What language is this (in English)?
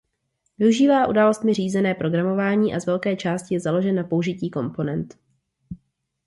Czech